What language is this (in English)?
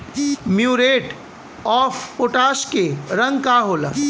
Bhojpuri